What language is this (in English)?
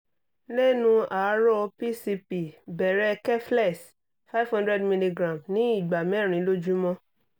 Yoruba